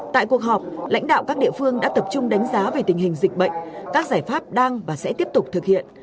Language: Vietnamese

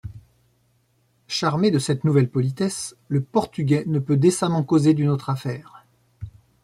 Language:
French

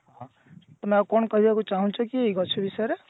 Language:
Odia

